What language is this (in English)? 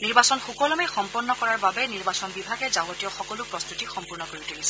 Assamese